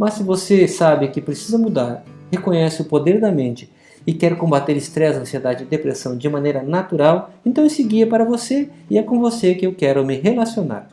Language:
Portuguese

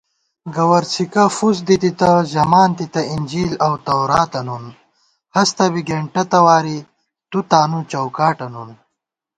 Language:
Gawar-Bati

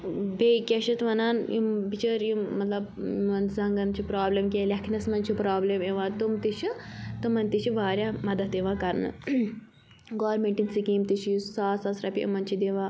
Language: Kashmiri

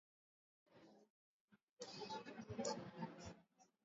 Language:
Swahili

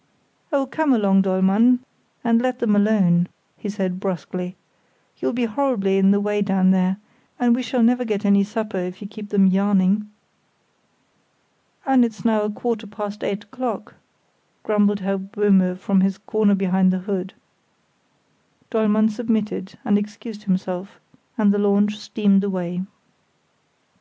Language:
English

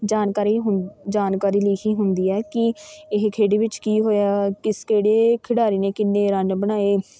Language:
Punjabi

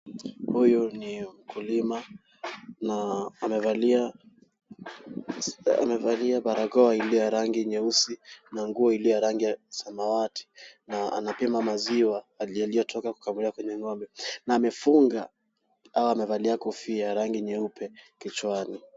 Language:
Swahili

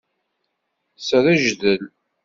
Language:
Kabyle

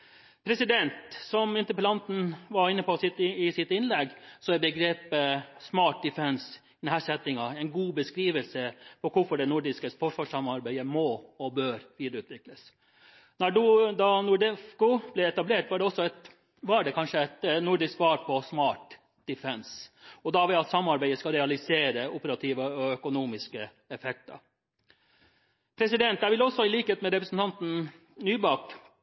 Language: Norwegian Bokmål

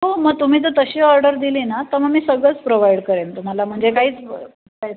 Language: Marathi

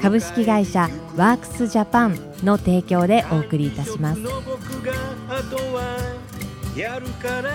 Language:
Japanese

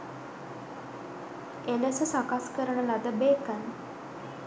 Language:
Sinhala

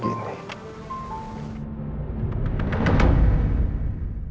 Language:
Indonesian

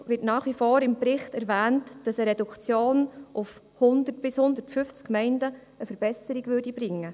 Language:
Swiss German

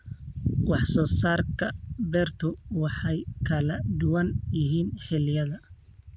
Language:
Somali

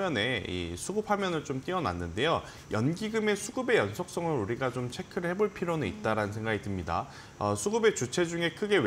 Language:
Korean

